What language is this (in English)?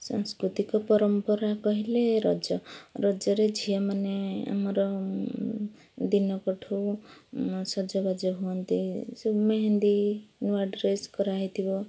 Odia